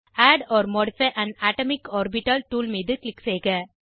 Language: Tamil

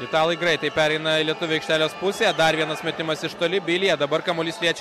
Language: Lithuanian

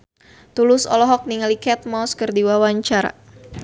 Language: Sundanese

